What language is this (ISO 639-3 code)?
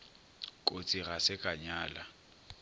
nso